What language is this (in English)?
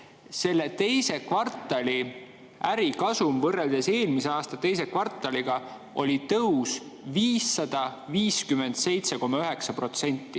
Estonian